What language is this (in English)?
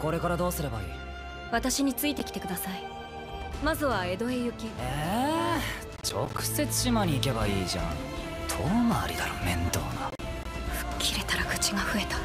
Japanese